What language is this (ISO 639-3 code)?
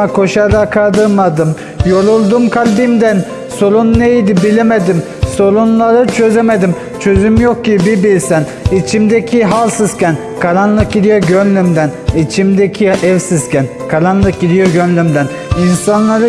tur